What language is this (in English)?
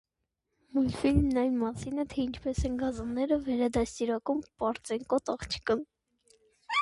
Armenian